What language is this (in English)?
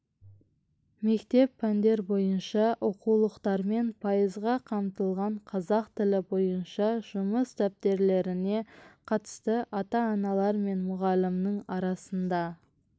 Kazakh